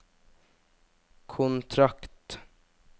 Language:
Norwegian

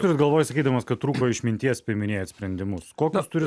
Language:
Lithuanian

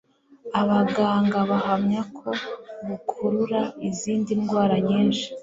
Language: Kinyarwanda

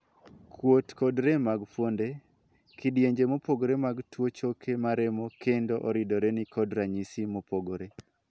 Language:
Luo (Kenya and Tanzania)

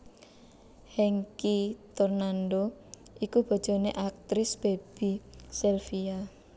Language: Javanese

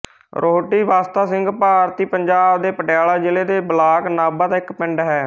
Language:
Punjabi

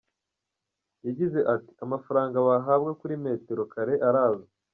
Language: Kinyarwanda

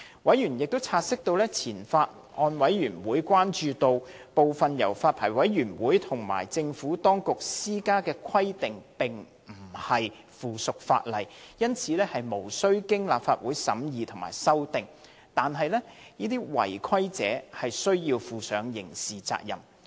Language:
Cantonese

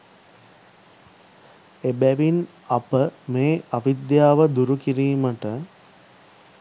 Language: Sinhala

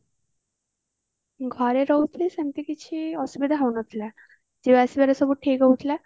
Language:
Odia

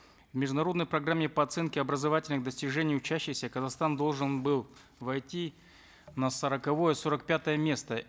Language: Kazakh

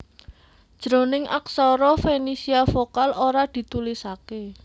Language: Javanese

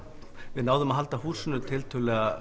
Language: Icelandic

